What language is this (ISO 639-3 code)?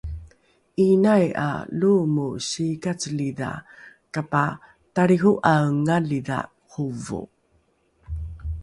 dru